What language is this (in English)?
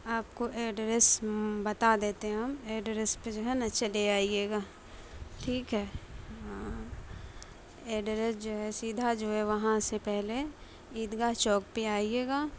Urdu